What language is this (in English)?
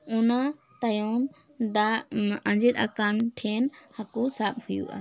Santali